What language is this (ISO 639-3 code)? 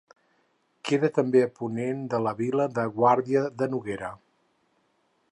cat